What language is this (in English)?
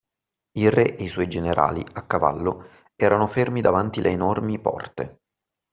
Italian